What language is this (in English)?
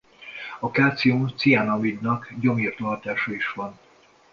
Hungarian